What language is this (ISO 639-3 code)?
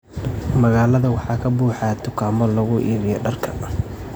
som